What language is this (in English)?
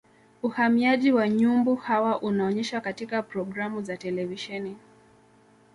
Swahili